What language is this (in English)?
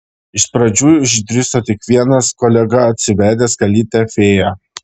Lithuanian